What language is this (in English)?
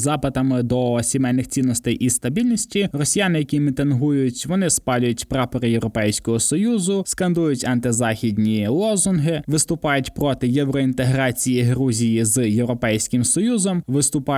Ukrainian